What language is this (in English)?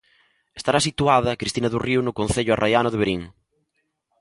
Galician